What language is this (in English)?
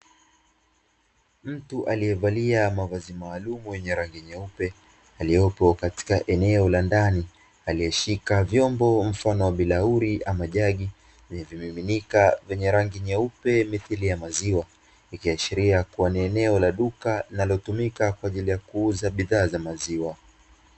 Swahili